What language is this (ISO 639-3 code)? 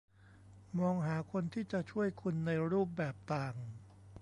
tha